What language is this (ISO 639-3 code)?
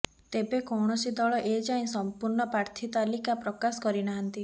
ori